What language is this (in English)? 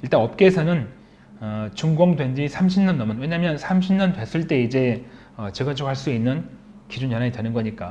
Korean